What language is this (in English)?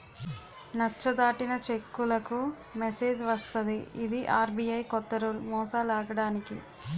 Telugu